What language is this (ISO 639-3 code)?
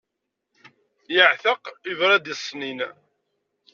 kab